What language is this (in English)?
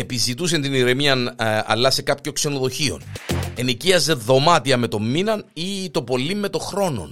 Greek